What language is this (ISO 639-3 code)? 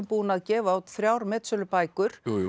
isl